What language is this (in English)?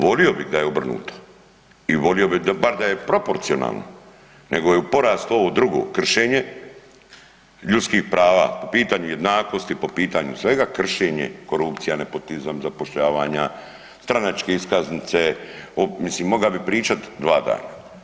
Croatian